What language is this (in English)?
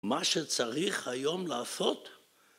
Hebrew